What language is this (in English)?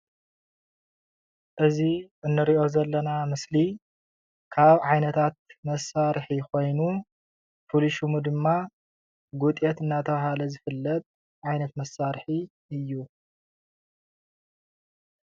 Tigrinya